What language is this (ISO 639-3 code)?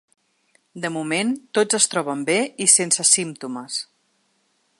cat